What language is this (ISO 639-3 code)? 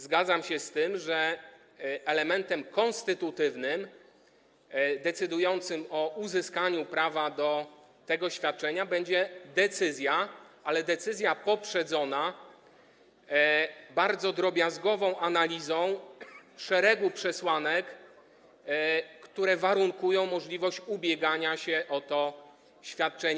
pol